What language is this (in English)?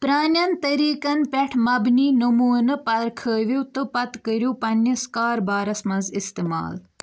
Kashmiri